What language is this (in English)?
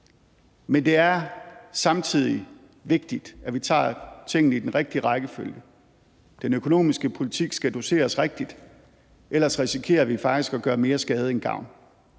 Danish